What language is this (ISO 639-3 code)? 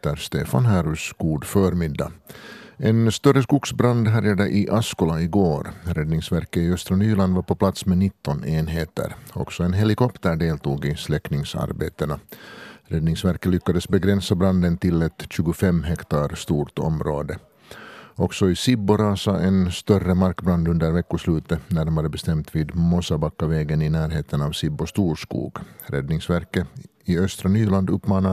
swe